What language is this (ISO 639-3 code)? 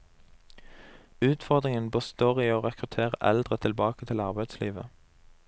nor